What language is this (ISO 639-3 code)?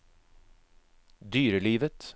nor